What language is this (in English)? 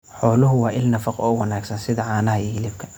Somali